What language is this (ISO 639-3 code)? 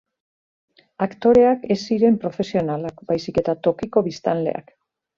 eus